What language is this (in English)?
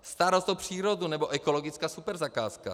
Czech